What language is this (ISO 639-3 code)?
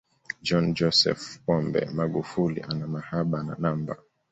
swa